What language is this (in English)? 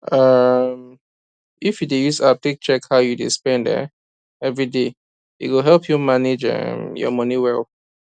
Nigerian Pidgin